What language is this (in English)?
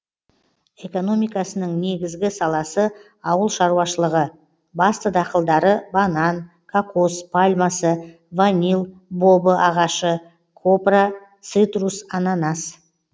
Kazakh